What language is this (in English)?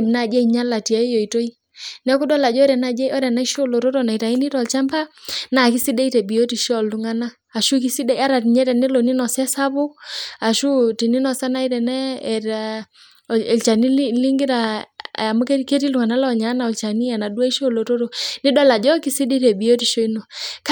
Masai